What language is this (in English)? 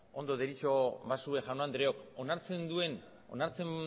Basque